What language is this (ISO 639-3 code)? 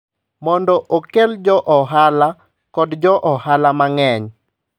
luo